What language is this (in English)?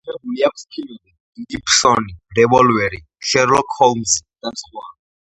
Georgian